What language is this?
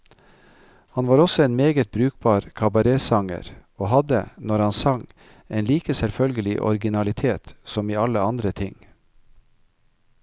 Norwegian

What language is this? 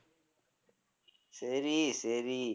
Tamil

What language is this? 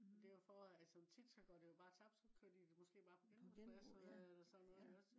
Danish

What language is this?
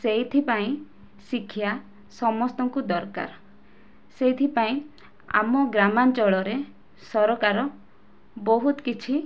Odia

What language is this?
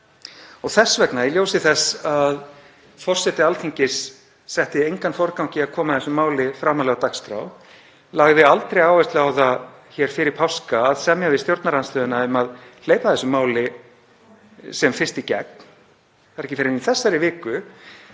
Icelandic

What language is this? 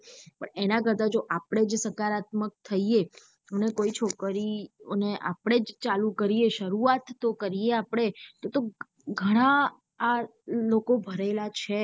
Gujarati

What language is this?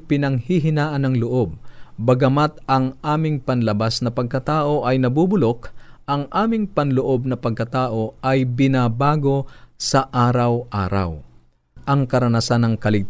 Filipino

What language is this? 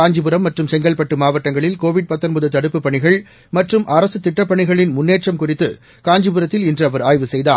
Tamil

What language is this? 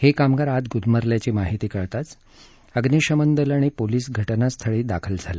Marathi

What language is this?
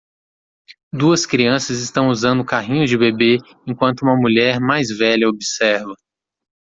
Portuguese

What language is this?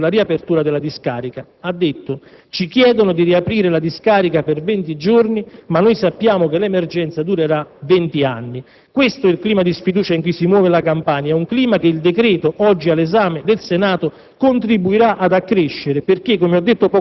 Italian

